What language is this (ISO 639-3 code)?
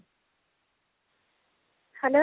ori